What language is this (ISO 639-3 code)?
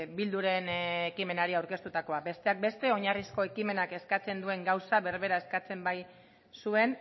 eus